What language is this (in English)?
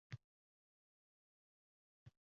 Uzbek